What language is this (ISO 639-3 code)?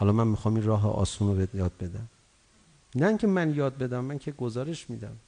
fas